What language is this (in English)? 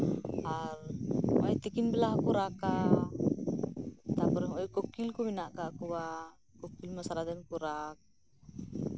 Santali